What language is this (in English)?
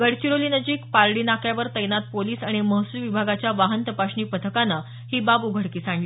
Marathi